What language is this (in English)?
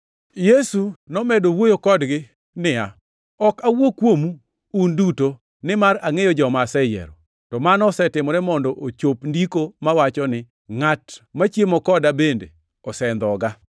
Luo (Kenya and Tanzania)